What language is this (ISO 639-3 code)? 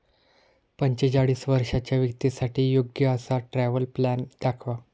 mar